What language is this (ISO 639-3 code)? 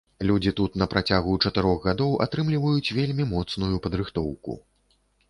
bel